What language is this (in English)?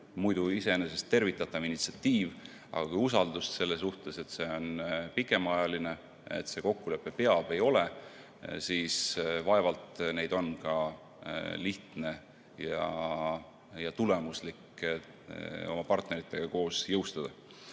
Estonian